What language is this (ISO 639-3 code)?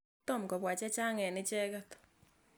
kln